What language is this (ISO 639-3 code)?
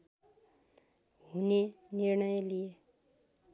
nep